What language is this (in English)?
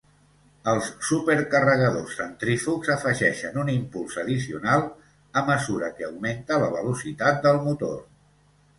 Catalan